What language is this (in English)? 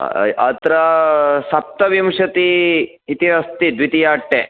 Sanskrit